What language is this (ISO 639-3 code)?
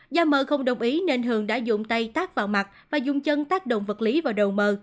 vie